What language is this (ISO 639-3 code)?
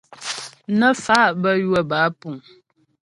bbj